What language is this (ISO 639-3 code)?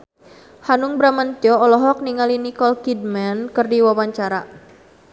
sun